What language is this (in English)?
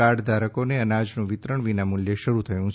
Gujarati